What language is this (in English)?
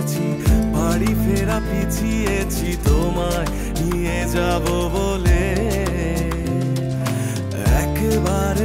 Romanian